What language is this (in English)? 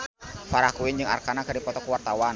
Sundanese